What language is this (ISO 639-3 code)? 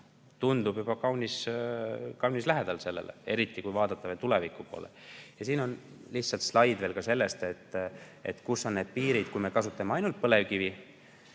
est